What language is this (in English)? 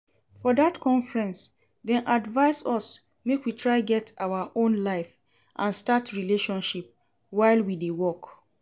Nigerian Pidgin